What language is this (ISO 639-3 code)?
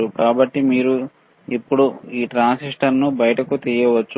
tel